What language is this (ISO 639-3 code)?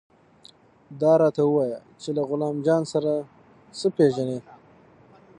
pus